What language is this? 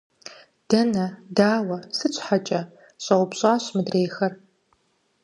Kabardian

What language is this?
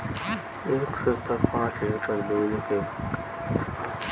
Bhojpuri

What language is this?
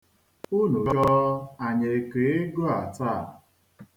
Igbo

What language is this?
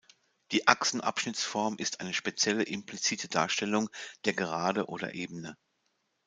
German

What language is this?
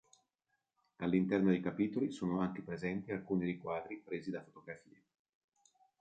Italian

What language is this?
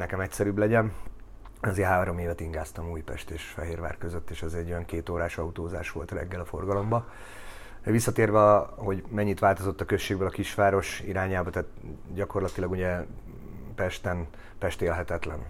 Hungarian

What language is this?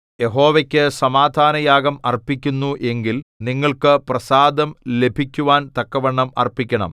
Malayalam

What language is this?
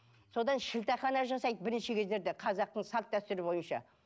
Kazakh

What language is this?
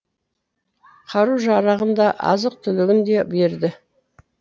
Kazakh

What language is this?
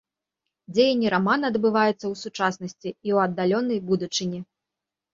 Belarusian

